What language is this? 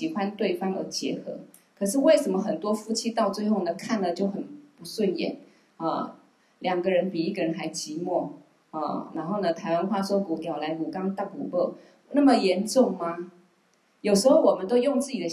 Chinese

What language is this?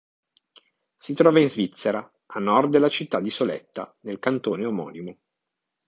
Italian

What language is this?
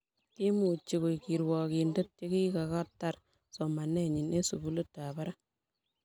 Kalenjin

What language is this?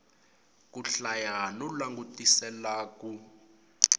Tsonga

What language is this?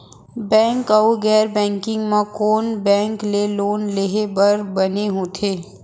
Chhattisgarhi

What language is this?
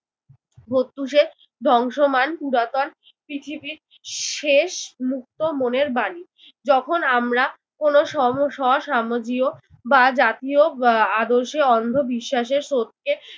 Bangla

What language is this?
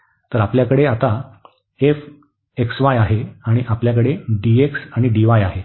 Marathi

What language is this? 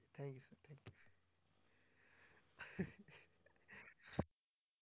Punjabi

